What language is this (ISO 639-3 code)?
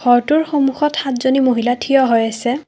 asm